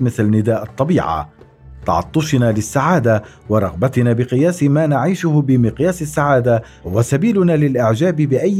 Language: Arabic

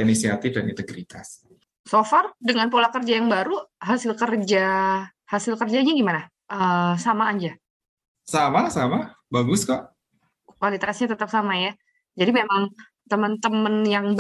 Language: Indonesian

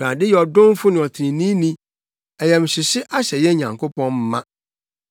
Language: Akan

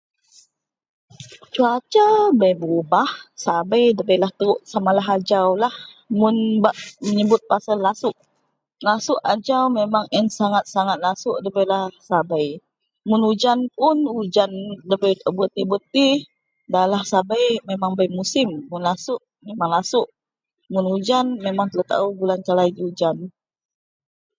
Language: Central Melanau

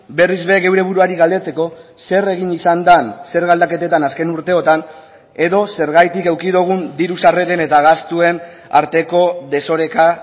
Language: Basque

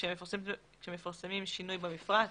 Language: Hebrew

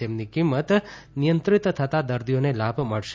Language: Gujarati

